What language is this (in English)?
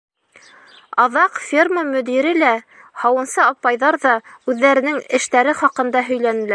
Bashkir